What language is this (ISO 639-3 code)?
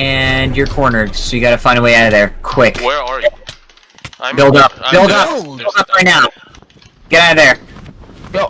eng